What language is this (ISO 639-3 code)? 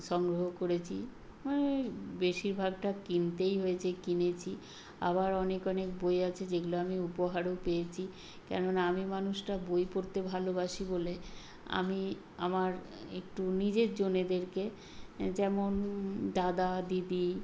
ben